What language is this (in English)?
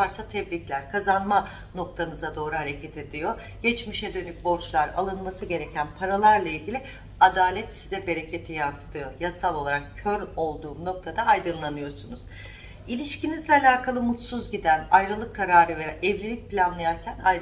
Turkish